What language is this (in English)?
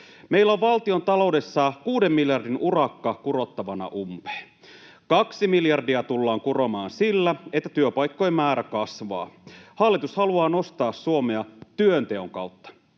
Finnish